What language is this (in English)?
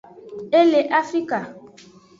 Aja (Benin)